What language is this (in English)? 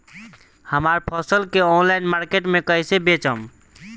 Bhojpuri